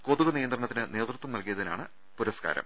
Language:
Malayalam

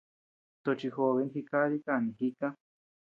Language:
Tepeuxila Cuicatec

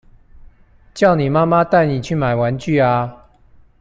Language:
Chinese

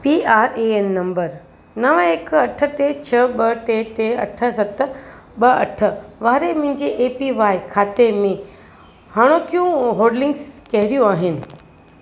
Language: Sindhi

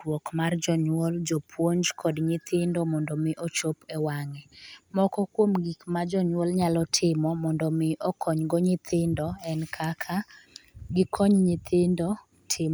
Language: Luo (Kenya and Tanzania)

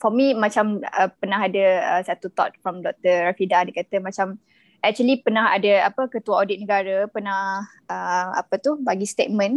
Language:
Malay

